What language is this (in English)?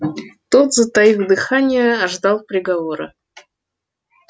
Russian